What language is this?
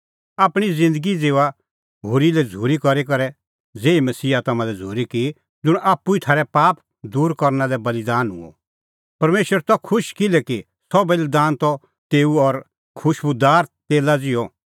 Kullu Pahari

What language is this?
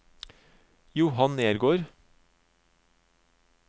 Norwegian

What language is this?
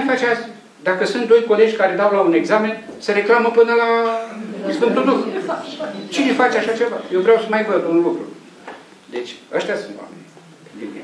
Romanian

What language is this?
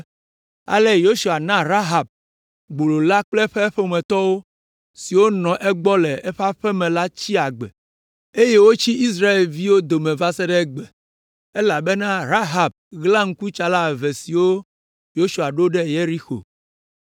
Ewe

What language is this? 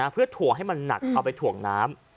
Thai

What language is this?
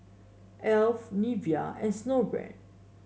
English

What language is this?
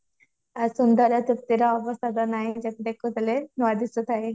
Odia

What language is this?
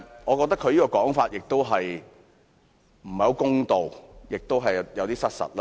Cantonese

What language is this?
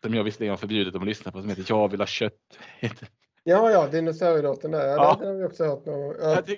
Swedish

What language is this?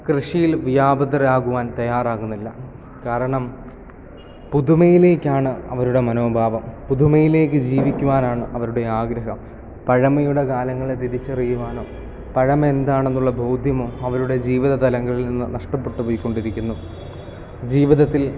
Malayalam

